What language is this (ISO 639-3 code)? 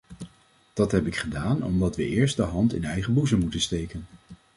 nld